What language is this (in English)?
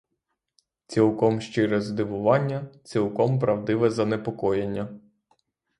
Ukrainian